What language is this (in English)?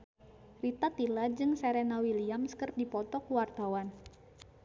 Sundanese